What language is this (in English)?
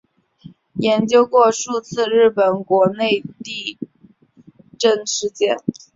Chinese